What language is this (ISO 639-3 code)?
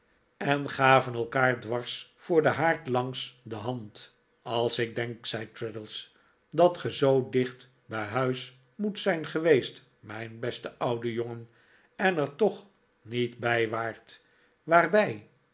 nld